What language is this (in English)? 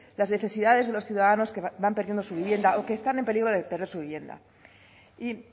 Spanish